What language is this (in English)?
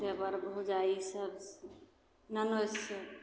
Maithili